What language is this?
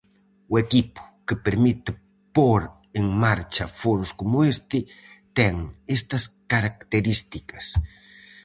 Galician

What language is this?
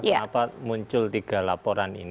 Indonesian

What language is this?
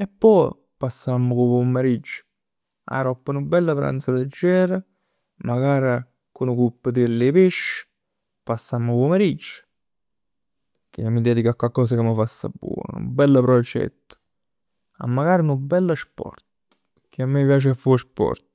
Neapolitan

